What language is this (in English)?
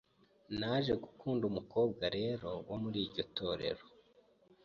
Kinyarwanda